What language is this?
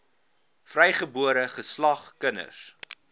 Afrikaans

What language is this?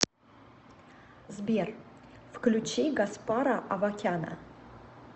Russian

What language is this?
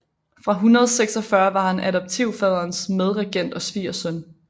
Danish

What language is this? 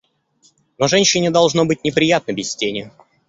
Russian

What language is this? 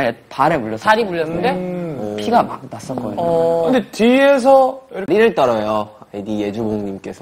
Korean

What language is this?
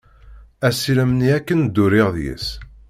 Kabyle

